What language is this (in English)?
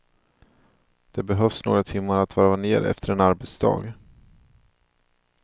Swedish